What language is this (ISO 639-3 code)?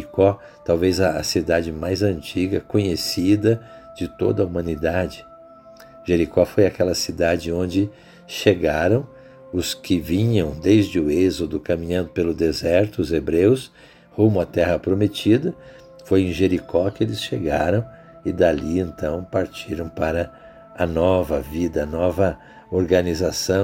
por